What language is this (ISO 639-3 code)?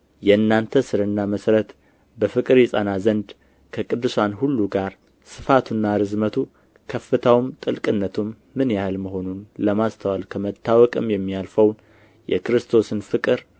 amh